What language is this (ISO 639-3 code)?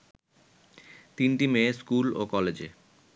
ben